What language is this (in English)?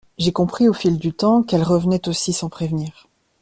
French